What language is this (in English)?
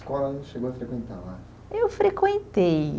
Portuguese